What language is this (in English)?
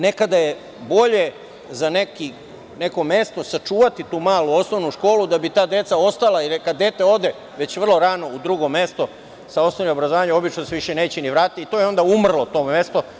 Serbian